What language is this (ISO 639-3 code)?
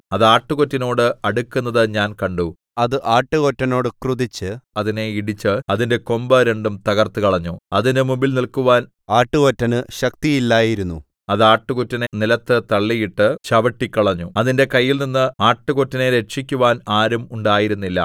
mal